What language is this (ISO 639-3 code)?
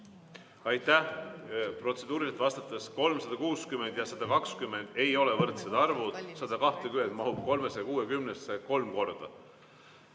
est